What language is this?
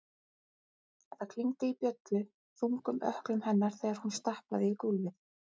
Icelandic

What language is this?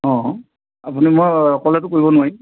Assamese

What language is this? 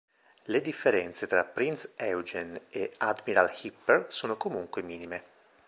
Italian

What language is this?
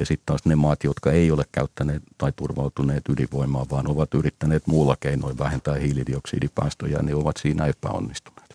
Finnish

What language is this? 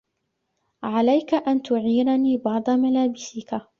Arabic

